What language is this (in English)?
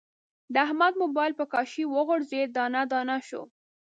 Pashto